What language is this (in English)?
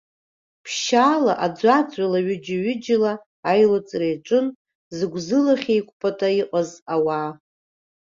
Abkhazian